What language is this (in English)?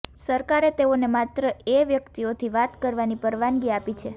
Gujarati